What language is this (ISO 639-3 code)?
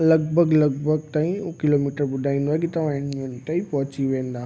snd